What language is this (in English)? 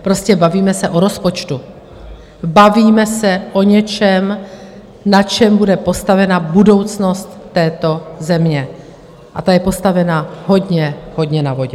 Czech